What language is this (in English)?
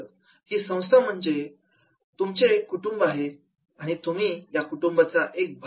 Marathi